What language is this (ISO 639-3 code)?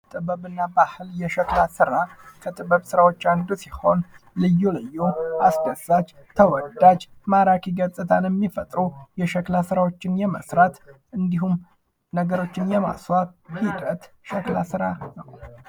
amh